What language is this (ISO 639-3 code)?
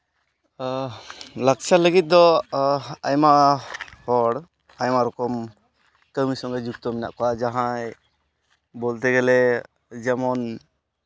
sat